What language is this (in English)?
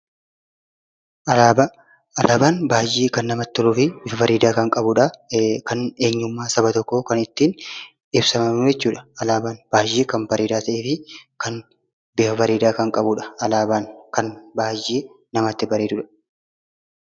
Oromo